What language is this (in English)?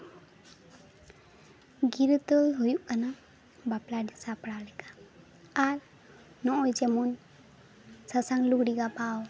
Santali